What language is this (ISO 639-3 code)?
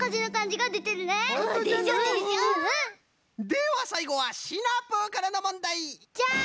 jpn